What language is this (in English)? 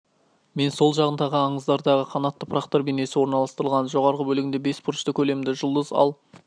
Kazakh